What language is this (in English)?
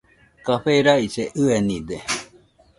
Nüpode Huitoto